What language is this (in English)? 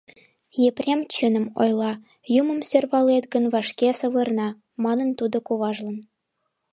Mari